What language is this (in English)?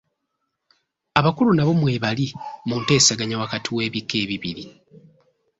Ganda